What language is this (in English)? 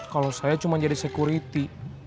Indonesian